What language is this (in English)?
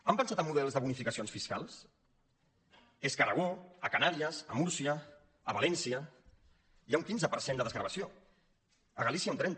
Catalan